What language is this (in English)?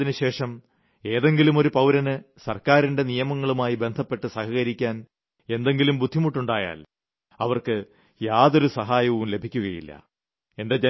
Malayalam